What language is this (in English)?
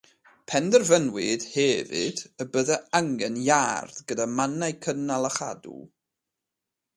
Welsh